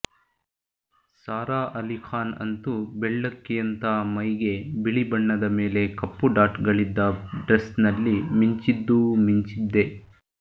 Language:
Kannada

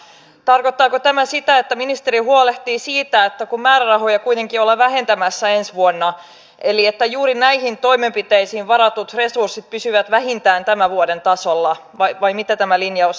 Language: Finnish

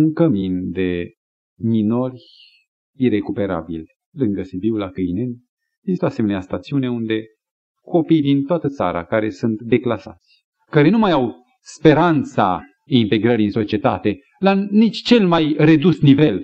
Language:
Romanian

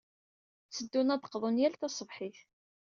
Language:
Kabyle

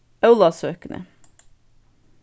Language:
Faroese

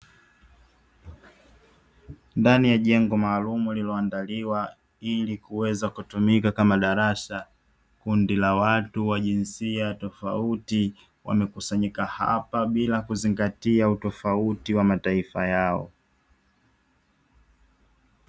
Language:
Swahili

